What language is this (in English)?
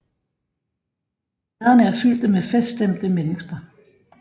Danish